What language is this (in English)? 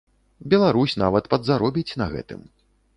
Belarusian